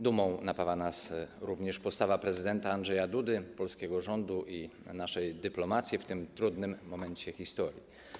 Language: Polish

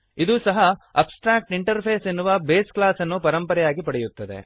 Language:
Kannada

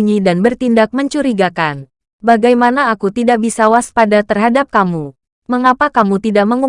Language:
Indonesian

